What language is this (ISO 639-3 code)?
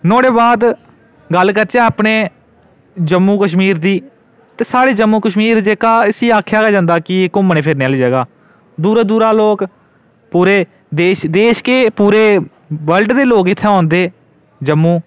doi